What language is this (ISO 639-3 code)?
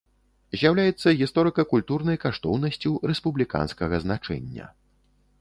bel